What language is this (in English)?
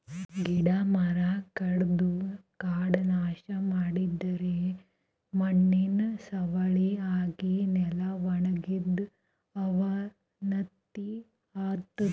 Kannada